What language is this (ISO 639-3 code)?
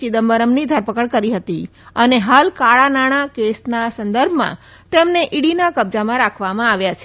guj